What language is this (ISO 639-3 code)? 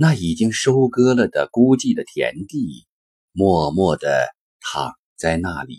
zho